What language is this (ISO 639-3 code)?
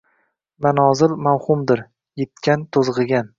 uzb